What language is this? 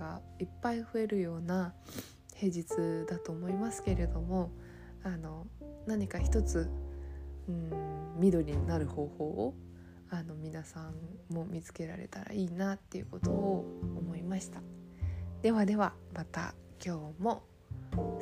Japanese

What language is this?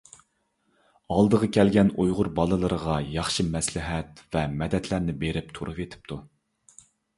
Uyghur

